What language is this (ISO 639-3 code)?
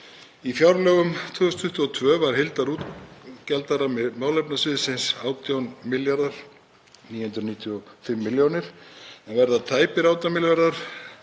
isl